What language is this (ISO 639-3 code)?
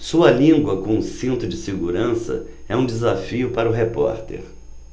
por